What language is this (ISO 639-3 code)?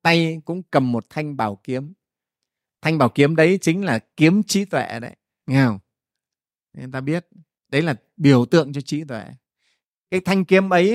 vie